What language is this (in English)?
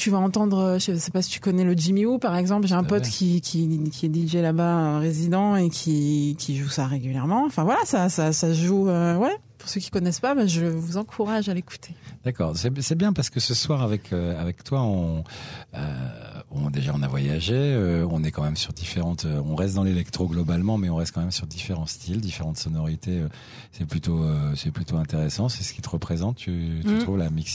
French